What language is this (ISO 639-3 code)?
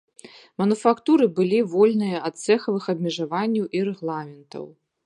bel